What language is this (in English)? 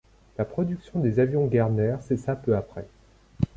French